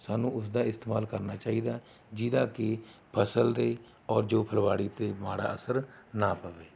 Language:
Punjabi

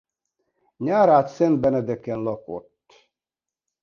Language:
Hungarian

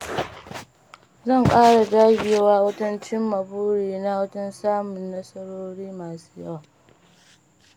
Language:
Hausa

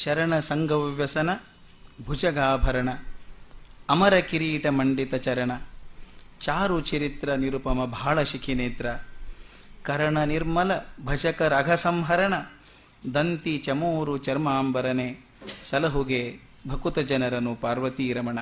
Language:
Kannada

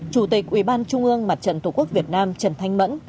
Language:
Vietnamese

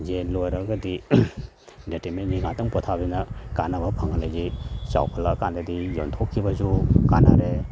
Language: Manipuri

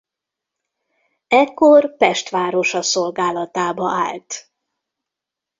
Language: Hungarian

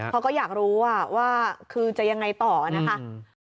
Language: Thai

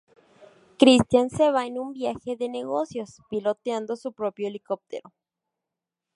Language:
Spanish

